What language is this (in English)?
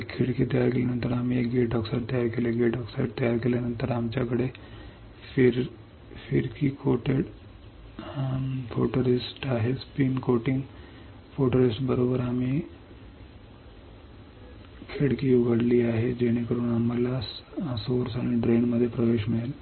Marathi